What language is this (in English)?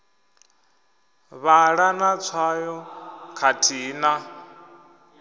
Venda